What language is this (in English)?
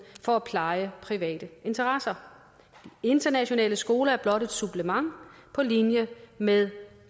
Danish